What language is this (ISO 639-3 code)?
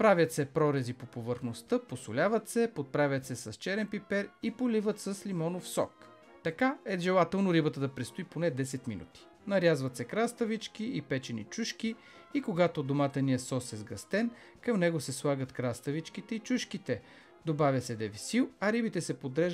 bul